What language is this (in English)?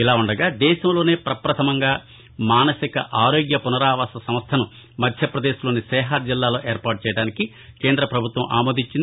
Telugu